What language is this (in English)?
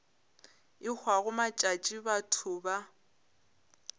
Northern Sotho